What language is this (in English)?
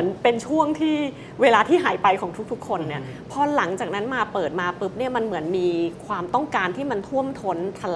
Thai